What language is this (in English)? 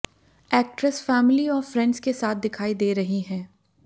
Hindi